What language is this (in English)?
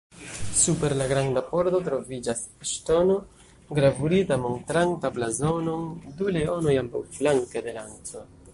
Esperanto